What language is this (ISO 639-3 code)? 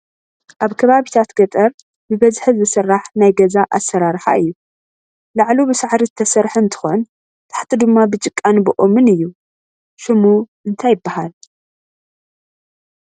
tir